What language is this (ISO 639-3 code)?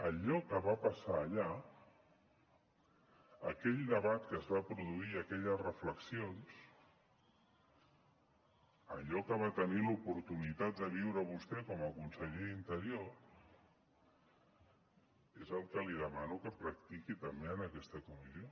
cat